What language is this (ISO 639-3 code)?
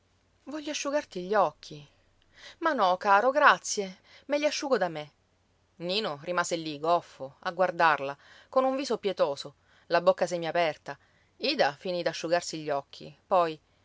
ita